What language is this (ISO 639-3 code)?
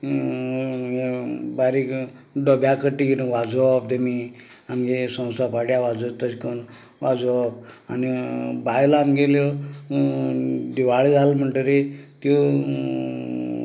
kok